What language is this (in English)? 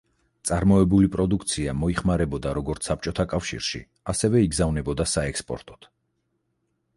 Georgian